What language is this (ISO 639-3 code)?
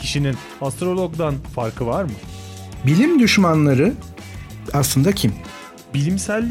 tur